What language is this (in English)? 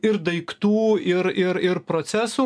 Lithuanian